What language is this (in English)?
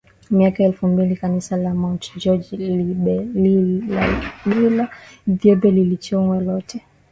Swahili